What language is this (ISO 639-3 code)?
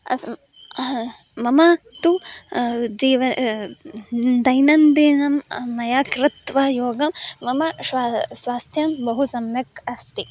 san